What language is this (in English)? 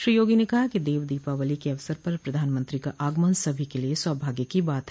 Hindi